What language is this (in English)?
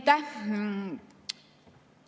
Estonian